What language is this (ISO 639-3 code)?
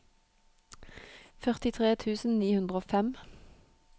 nor